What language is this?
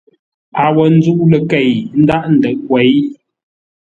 Ngombale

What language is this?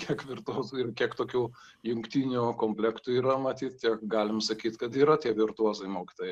Lithuanian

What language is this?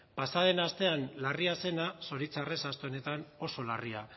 Basque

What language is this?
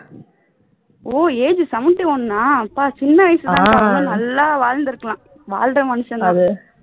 Tamil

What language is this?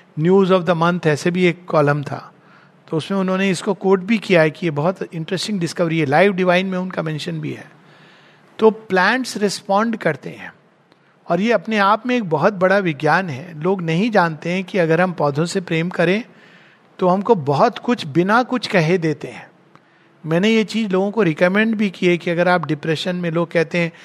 Hindi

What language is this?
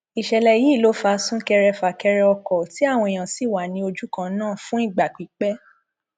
Yoruba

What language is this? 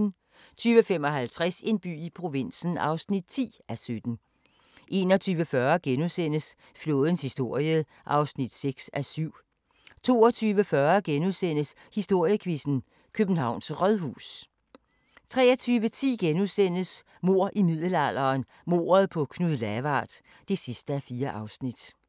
Danish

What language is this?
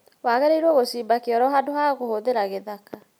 Kikuyu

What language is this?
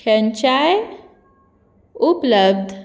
Konkani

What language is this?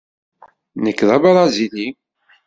Kabyle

